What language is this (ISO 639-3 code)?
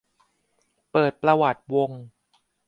tha